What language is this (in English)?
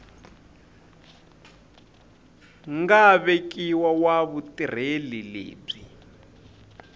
Tsonga